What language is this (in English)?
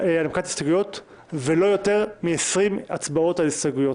Hebrew